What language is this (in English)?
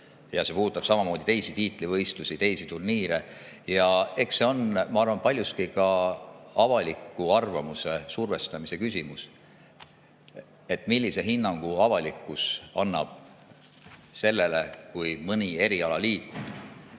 Estonian